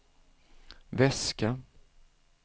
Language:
Swedish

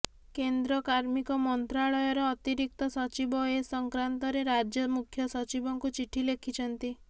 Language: Odia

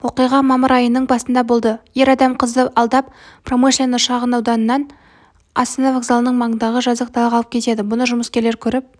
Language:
Kazakh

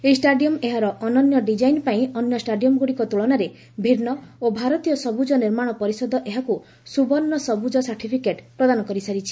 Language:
Odia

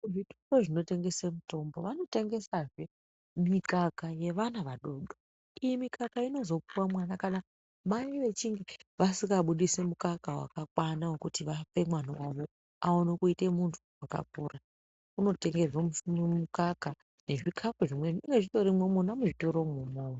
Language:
Ndau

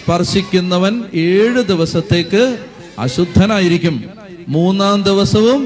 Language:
Malayalam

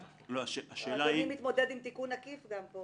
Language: Hebrew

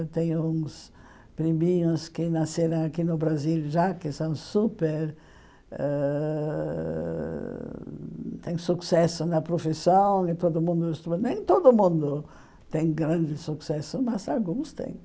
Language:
Portuguese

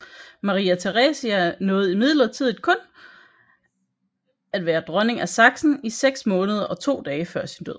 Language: Danish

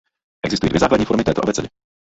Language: Czech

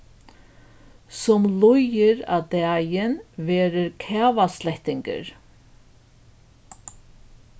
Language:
Faroese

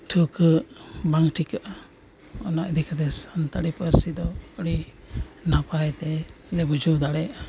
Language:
Santali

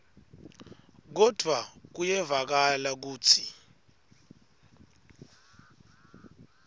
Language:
Swati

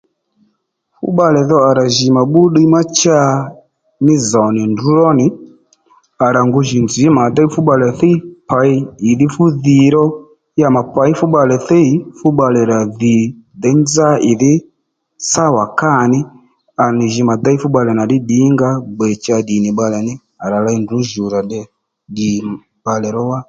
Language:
Lendu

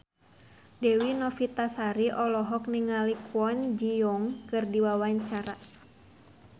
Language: Sundanese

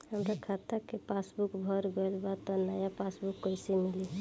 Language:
Bhojpuri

